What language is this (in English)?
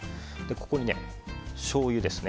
Japanese